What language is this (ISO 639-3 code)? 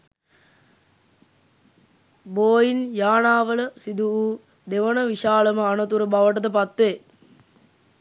sin